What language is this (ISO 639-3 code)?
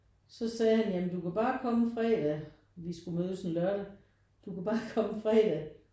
dan